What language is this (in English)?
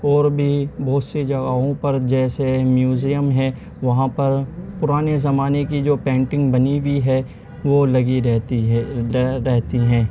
Urdu